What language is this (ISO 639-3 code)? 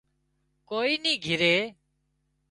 kxp